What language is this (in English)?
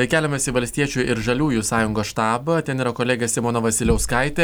Lithuanian